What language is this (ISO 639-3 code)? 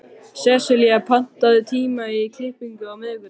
isl